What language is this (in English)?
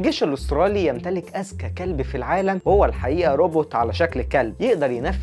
Arabic